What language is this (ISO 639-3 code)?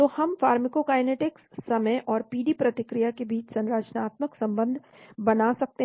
hin